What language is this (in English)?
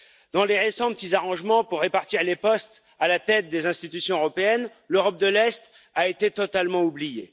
French